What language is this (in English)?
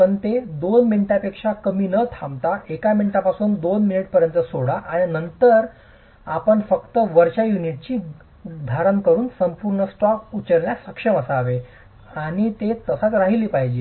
Marathi